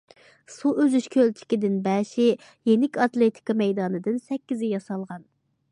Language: Uyghur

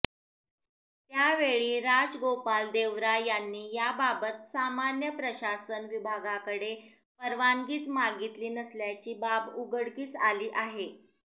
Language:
Marathi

